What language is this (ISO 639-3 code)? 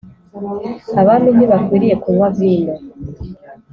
kin